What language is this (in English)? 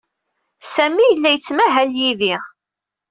Kabyle